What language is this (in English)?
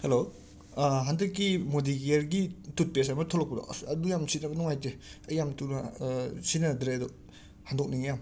Manipuri